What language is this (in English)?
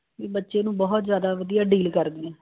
Punjabi